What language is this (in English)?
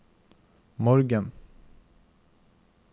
Norwegian